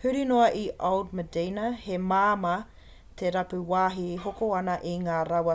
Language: Māori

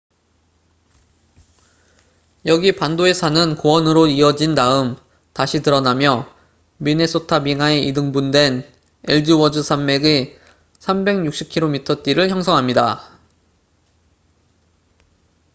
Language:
Korean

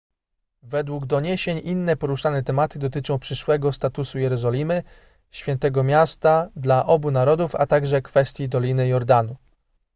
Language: Polish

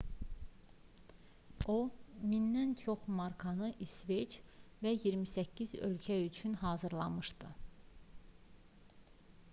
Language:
Azerbaijani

